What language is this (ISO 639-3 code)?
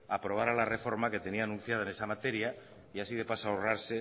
spa